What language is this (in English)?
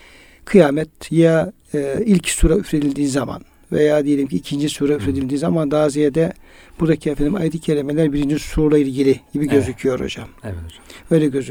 Turkish